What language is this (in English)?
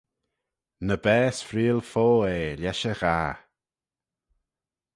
Manx